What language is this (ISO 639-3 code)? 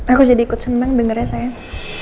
ind